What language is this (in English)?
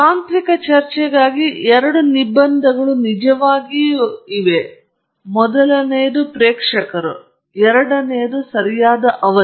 Kannada